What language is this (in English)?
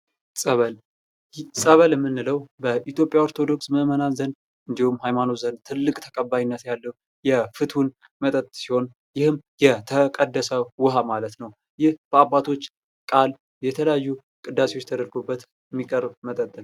Amharic